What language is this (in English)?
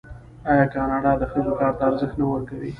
Pashto